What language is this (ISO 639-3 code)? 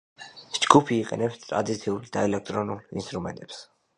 kat